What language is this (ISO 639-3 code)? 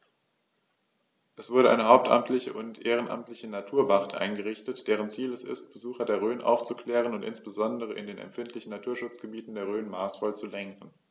deu